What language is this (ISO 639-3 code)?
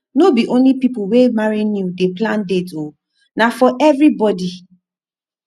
pcm